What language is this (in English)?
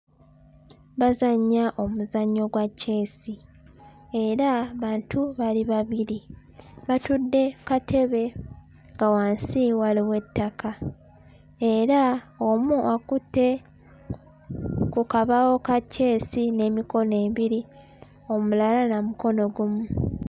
Ganda